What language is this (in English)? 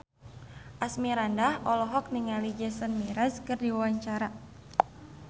Sundanese